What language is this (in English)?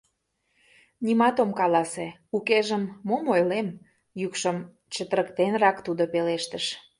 Mari